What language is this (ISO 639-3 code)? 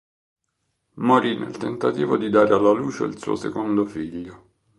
ita